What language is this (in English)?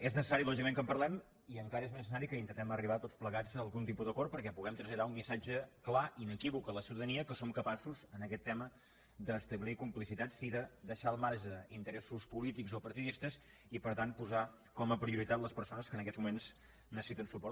Catalan